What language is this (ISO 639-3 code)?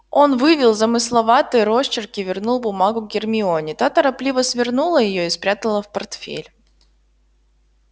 rus